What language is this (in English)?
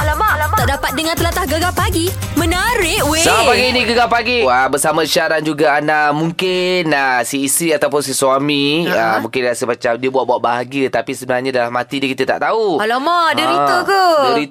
Malay